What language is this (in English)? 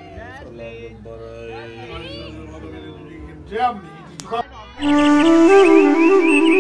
Turkish